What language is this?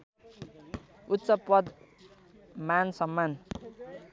Nepali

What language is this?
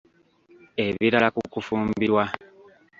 Ganda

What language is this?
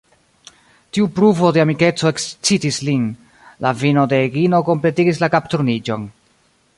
Esperanto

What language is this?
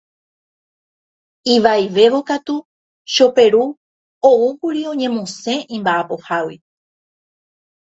Guarani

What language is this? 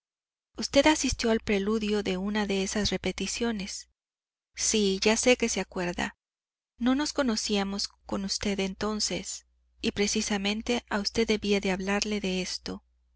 Spanish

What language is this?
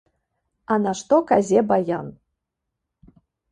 Belarusian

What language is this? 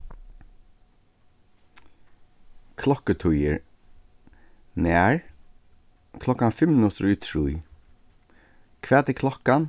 Faroese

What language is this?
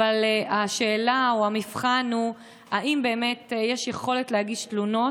Hebrew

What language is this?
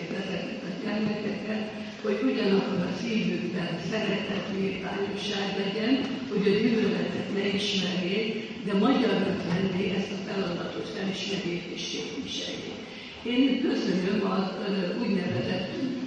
Hungarian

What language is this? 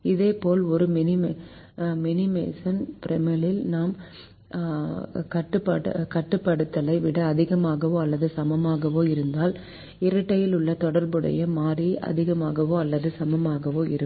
Tamil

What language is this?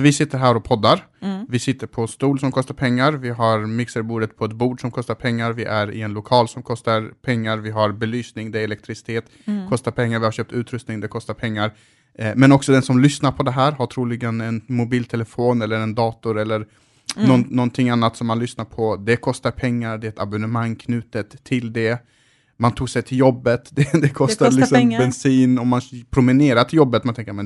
Swedish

